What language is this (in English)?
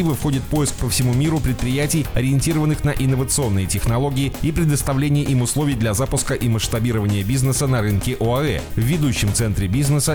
Russian